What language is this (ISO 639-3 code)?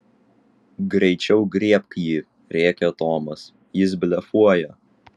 lit